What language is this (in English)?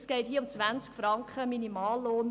Swiss German